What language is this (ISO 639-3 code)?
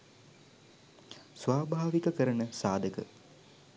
sin